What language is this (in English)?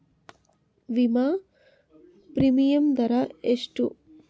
Kannada